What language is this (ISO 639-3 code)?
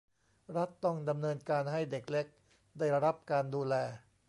tha